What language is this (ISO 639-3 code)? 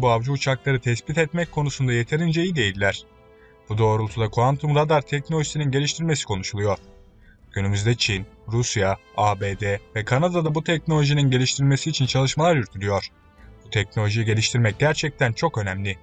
tur